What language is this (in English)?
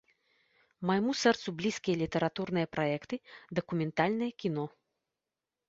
Belarusian